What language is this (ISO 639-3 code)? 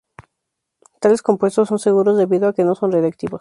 spa